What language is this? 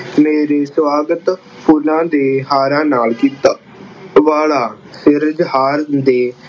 Punjabi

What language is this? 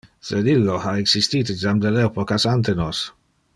Interlingua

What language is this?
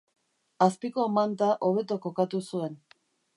Basque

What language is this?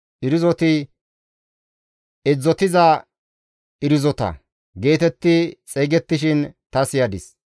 Gamo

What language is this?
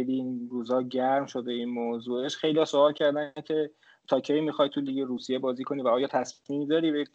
Persian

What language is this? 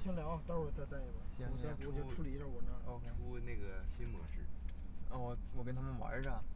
Chinese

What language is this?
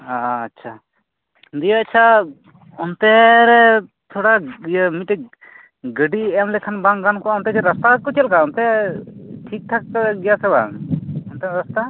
Santali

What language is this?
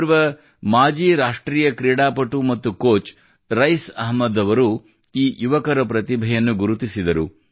Kannada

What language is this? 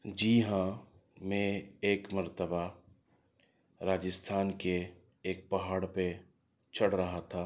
Urdu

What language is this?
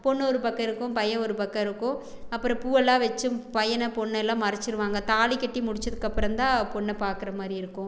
Tamil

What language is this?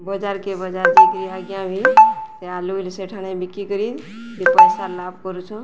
Odia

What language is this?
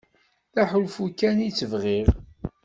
Kabyle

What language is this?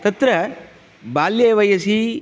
Sanskrit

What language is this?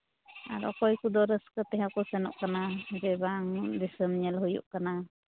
Santali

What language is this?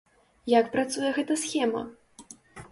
Belarusian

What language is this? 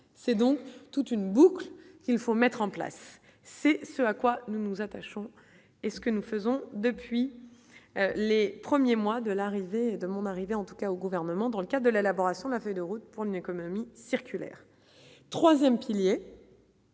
French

